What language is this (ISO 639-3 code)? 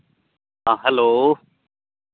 sat